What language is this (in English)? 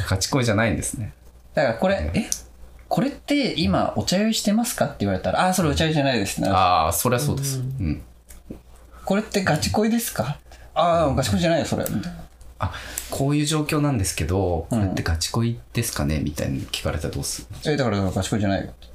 Japanese